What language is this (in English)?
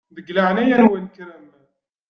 Kabyle